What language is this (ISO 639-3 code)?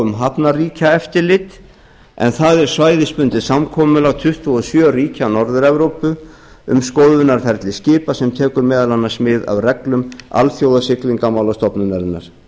isl